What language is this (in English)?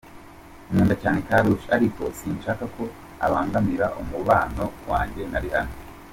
Kinyarwanda